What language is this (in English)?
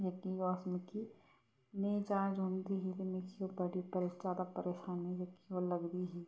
Dogri